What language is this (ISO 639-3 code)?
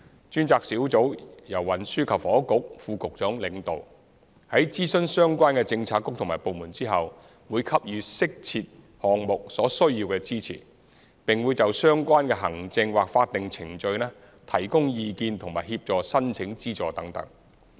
yue